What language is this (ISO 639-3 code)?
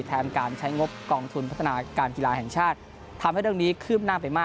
tha